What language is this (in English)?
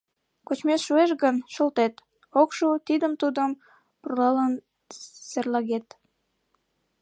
Mari